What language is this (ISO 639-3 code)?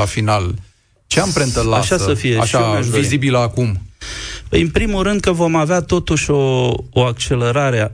ron